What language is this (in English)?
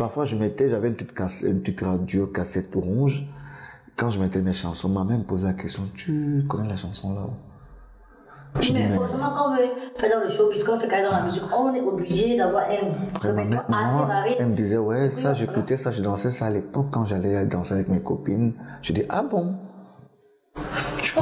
French